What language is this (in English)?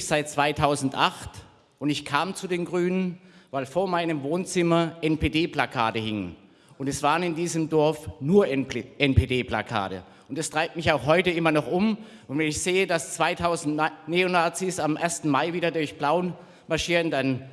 German